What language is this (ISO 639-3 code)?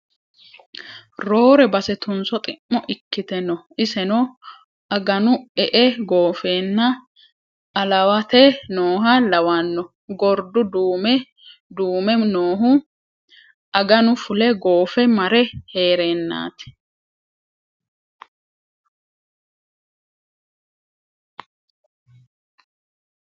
sid